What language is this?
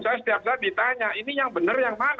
Indonesian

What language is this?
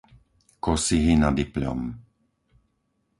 Slovak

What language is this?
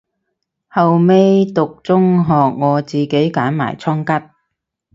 Cantonese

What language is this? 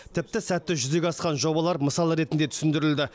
Kazakh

